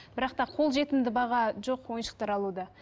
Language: Kazakh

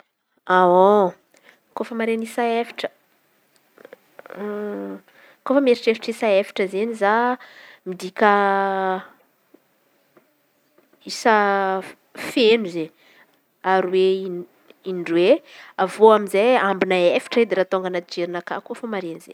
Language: Antankarana Malagasy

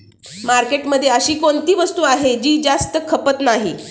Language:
Marathi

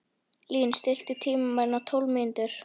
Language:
Icelandic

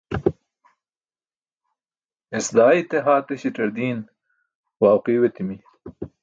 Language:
Burushaski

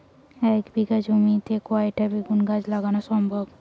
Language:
Bangla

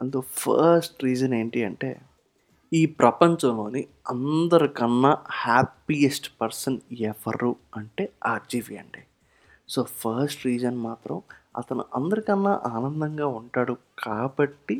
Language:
Telugu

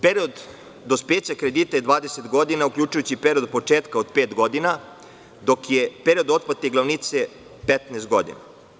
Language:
Serbian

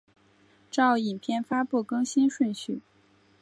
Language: Chinese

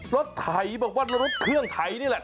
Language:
Thai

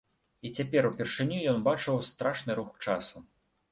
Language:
Belarusian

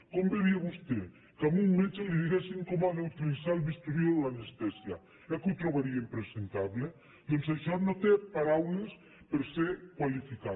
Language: Catalan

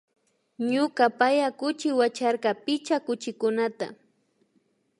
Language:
Imbabura Highland Quichua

